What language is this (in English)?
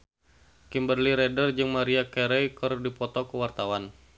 Sundanese